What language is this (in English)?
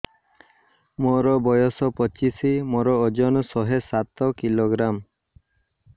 Odia